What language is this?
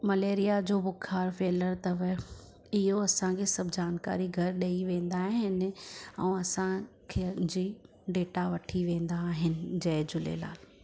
Sindhi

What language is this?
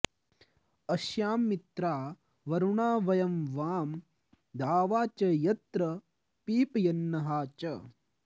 Sanskrit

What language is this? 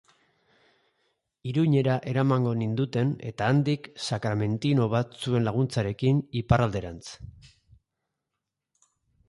Basque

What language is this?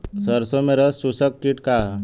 Bhojpuri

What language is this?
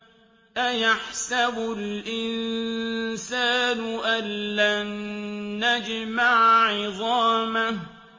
Arabic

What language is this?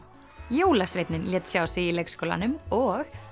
Icelandic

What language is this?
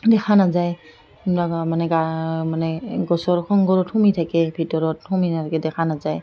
Assamese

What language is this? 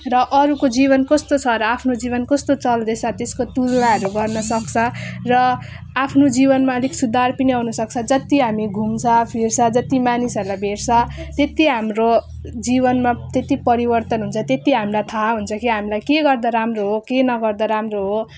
Nepali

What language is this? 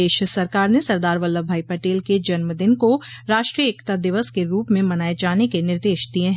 Hindi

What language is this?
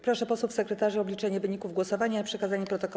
Polish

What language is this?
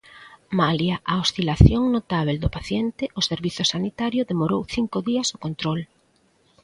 Galician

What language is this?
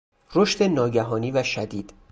Persian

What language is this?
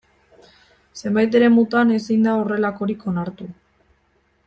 Basque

